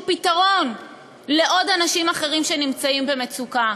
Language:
Hebrew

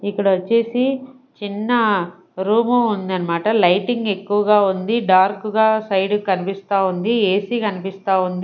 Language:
Telugu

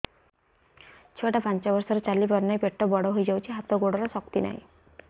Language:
Odia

